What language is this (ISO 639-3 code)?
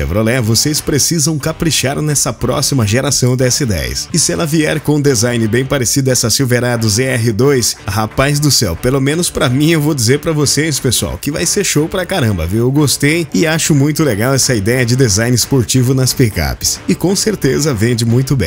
por